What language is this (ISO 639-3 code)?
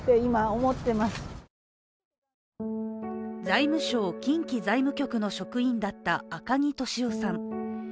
jpn